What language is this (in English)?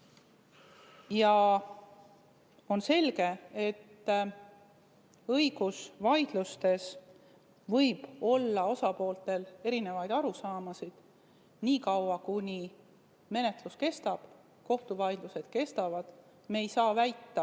Estonian